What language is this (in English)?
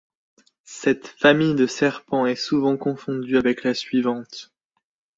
French